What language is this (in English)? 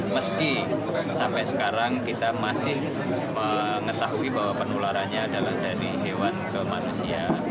Indonesian